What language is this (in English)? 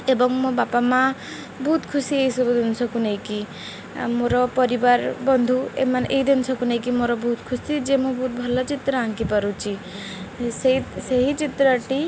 Odia